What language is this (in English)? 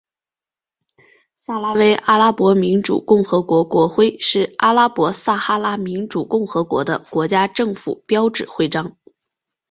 Chinese